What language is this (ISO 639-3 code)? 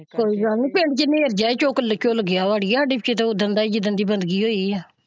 pan